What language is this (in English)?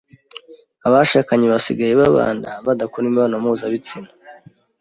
Kinyarwanda